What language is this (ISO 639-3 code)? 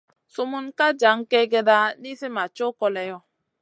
mcn